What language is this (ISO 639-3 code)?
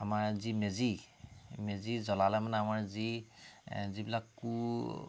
asm